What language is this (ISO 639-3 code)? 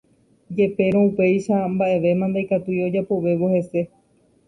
grn